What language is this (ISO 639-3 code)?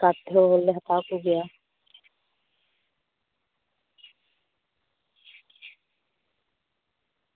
sat